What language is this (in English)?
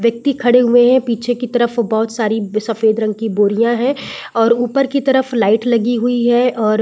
Hindi